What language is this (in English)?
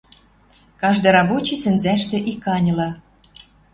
Western Mari